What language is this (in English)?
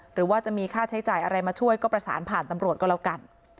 Thai